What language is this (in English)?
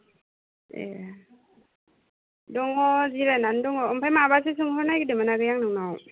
Bodo